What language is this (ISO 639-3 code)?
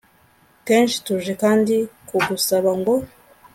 kin